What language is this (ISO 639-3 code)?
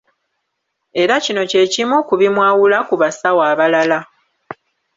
lug